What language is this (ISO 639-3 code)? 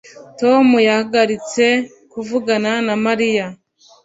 kin